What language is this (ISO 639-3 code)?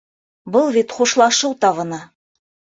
bak